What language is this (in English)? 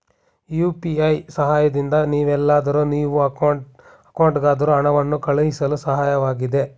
Kannada